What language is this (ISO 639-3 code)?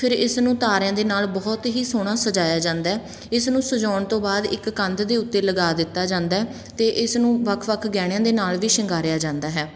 pan